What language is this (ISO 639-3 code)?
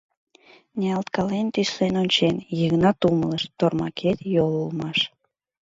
chm